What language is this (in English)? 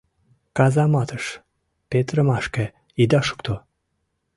Mari